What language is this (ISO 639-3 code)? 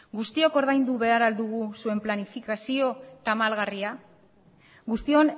eus